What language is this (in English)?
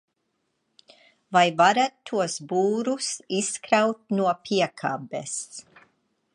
Latvian